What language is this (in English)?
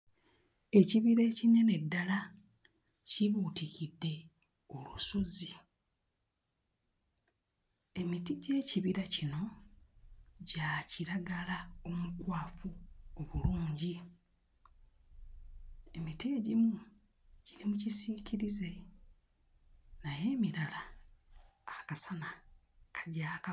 Ganda